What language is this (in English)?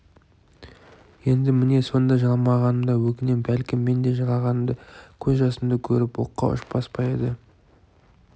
Kazakh